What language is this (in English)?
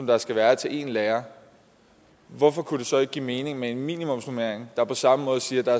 Danish